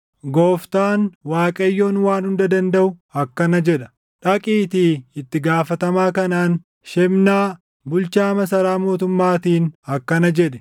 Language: Oromo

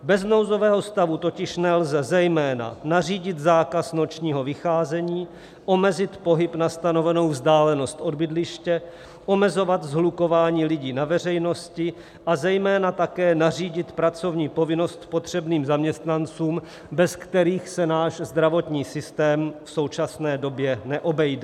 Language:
Czech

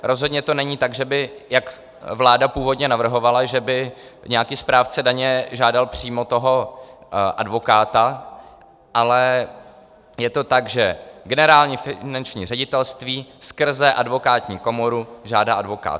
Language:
Czech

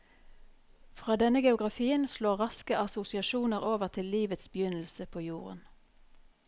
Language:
Norwegian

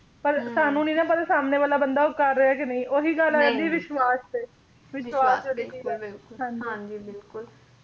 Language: Punjabi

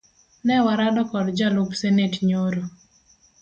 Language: Luo (Kenya and Tanzania)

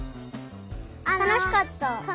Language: Japanese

